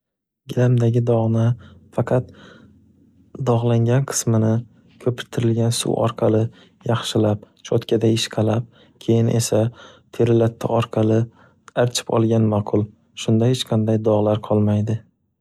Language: Uzbek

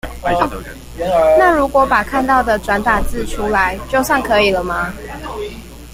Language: Chinese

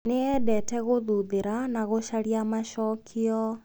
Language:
Kikuyu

